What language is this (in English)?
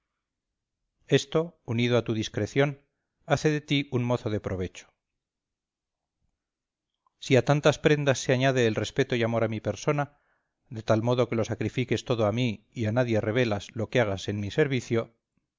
Spanish